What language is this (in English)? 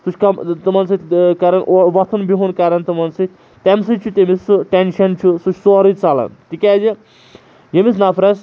Kashmiri